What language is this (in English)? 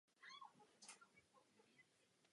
Czech